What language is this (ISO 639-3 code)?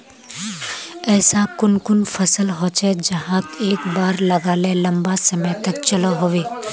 mag